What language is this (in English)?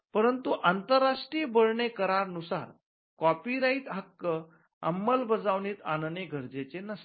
Marathi